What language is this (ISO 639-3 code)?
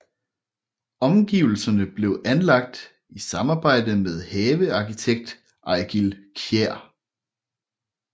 dan